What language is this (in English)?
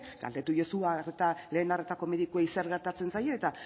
Basque